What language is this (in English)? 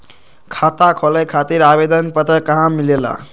Magahi